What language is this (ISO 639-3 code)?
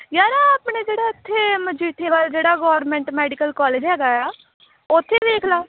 pan